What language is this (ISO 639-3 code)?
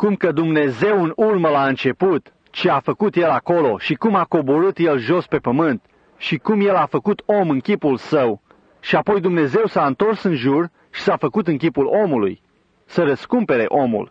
ron